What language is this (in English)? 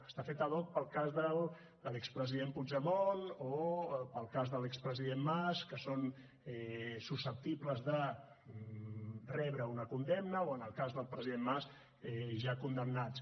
Catalan